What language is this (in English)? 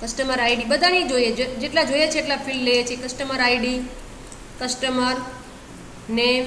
Hindi